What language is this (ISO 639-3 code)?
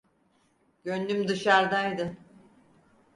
tur